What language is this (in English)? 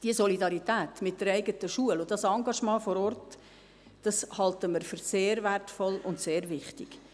Swiss German